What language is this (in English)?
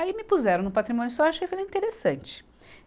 Portuguese